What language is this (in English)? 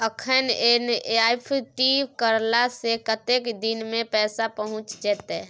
Maithili